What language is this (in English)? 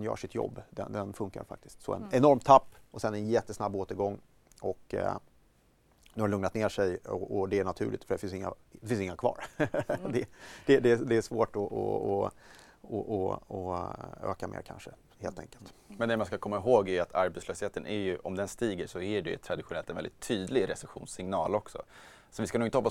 Swedish